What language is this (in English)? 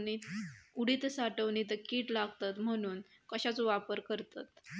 Marathi